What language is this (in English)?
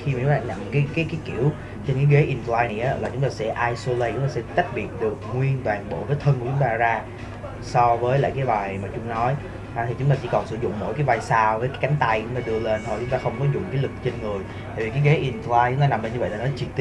Vietnamese